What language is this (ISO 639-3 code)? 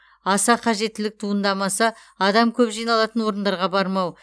kaz